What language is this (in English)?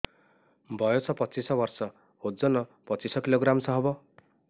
Odia